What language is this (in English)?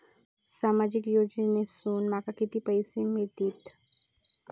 Marathi